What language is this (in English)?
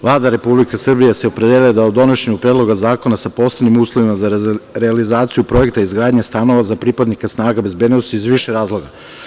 Serbian